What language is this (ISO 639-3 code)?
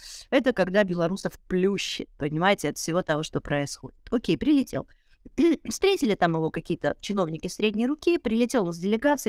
rus